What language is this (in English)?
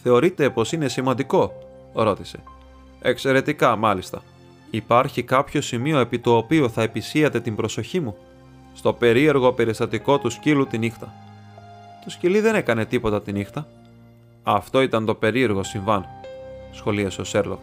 Greek